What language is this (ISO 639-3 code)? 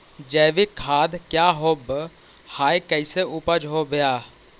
mag